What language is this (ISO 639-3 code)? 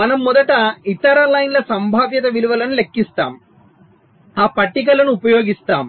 tel